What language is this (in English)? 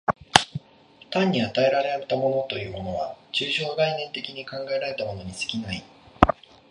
Japanese